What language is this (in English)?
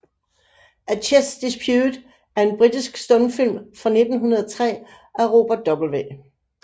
Danish